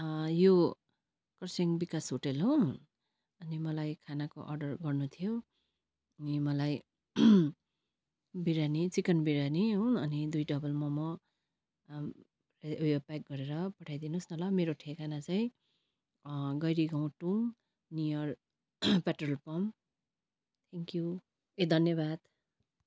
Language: Nepali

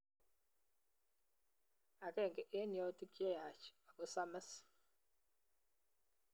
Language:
Kalenjin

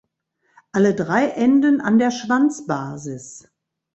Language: German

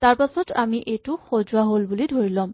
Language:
Assamese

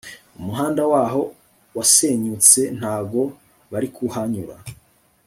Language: Kinyarwanda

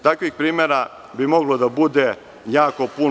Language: Serbian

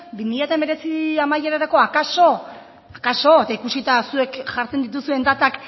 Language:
Basque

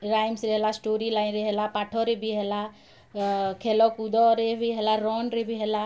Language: Odia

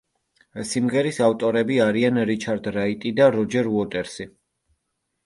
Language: Georgian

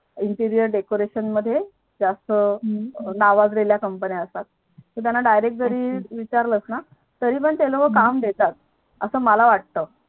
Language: Marathi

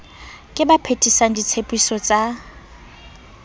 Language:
Southern Sotho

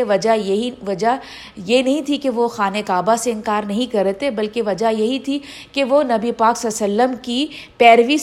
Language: Urdu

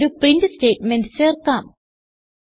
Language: Malayalam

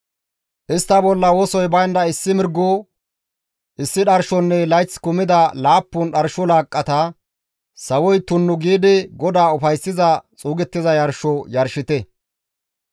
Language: Gamo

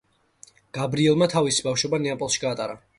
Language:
Georgian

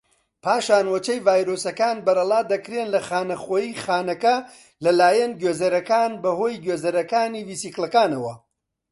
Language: Central Kurdish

